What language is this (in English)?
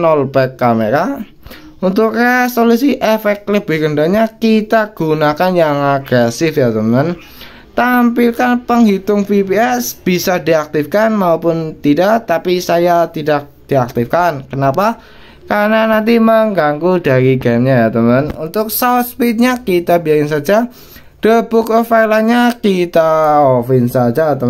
Indonesian